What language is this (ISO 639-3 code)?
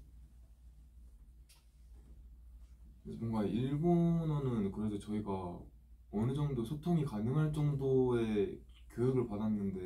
kor